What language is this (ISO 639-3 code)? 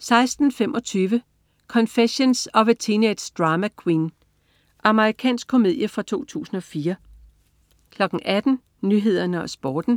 dan